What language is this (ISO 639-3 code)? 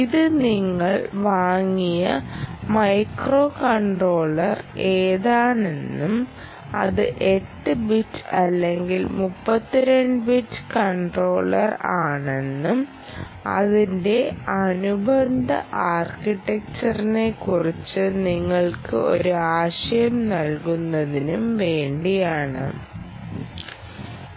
mal